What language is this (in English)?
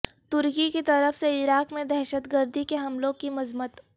Urdu